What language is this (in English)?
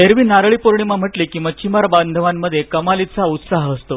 Marathi